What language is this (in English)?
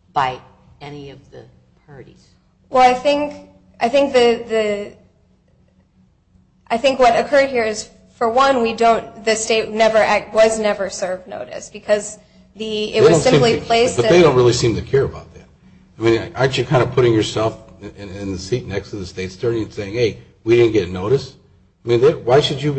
English